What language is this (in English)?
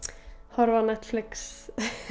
Icelandic